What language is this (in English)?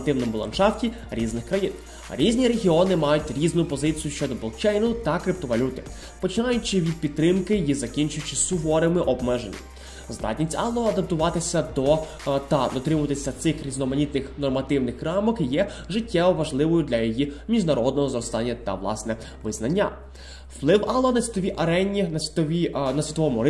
Ukrainian